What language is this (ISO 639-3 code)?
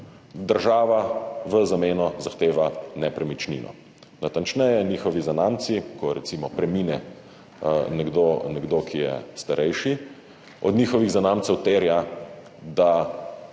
slv